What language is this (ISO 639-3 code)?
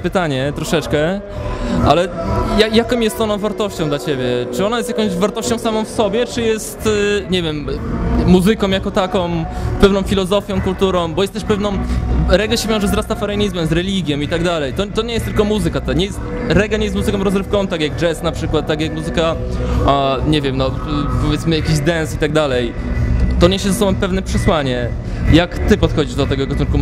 pol